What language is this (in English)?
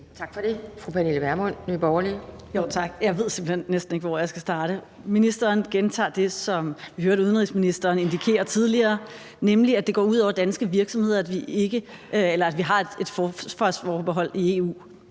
Danish